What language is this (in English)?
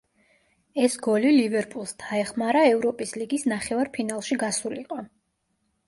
Georgian